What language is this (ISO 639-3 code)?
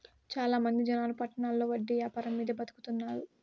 tel